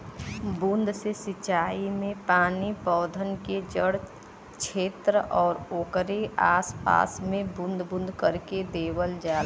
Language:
Bhojpuri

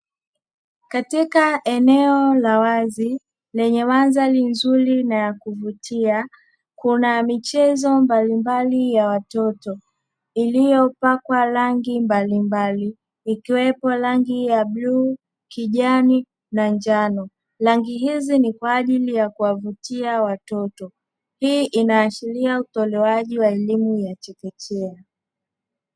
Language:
Swahili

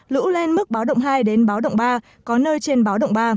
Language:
Vietnamese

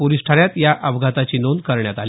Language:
Marathi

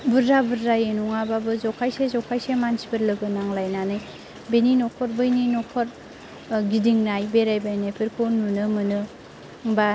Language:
Bodo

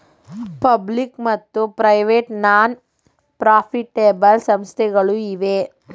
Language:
Kannada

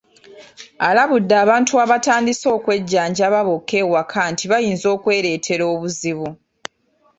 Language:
Ganda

